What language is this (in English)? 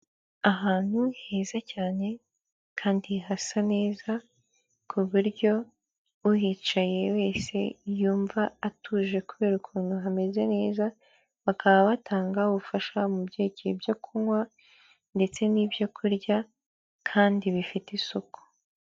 Kinyarwanda